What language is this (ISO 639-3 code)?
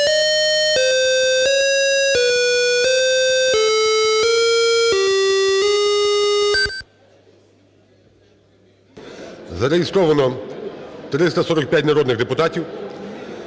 ukr